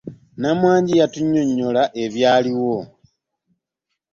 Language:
Ganda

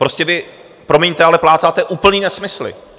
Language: Czech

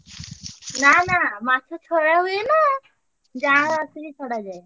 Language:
Odia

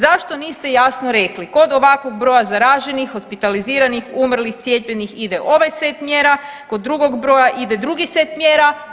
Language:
Croatian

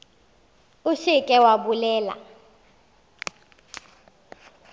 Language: Northern Sotho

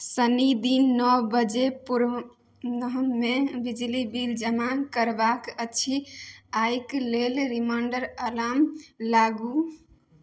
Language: Maithili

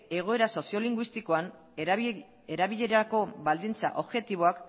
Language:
Basque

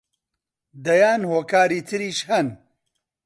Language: Central Kurdish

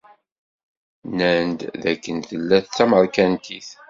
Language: Kabyle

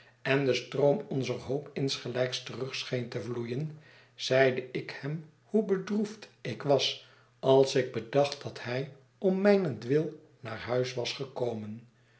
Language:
Dutch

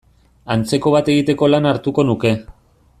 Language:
Basque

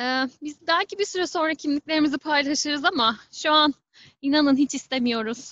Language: Turkish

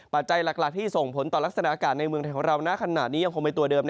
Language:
Thai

